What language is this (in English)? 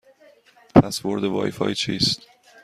Persian